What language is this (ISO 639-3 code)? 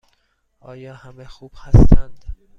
fas